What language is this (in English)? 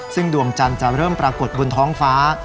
Thai